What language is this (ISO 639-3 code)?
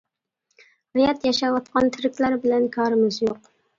uig